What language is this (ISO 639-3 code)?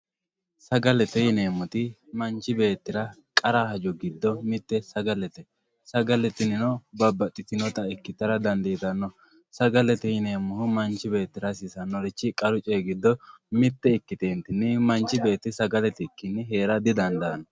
sid